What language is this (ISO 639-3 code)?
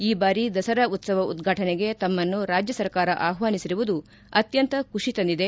kan